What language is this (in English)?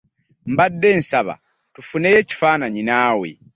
Ganda